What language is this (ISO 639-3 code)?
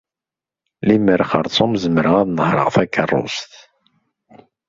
kab